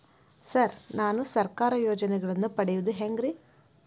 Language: Kannada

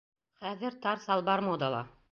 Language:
Bashkir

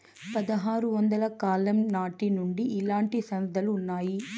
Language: Telugu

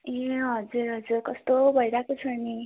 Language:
Nepali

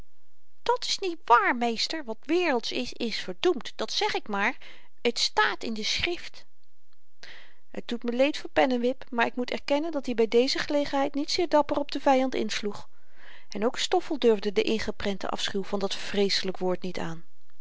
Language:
Dutch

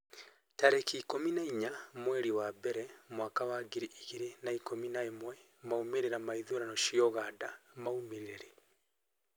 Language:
Kikuyu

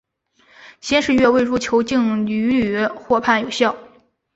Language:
Chinese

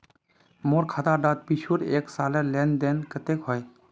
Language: Magahi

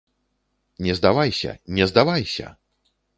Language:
Belarusian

